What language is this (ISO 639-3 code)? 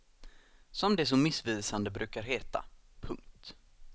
swe